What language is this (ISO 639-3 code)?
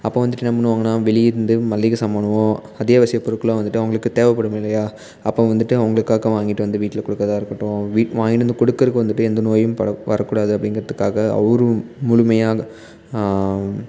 tam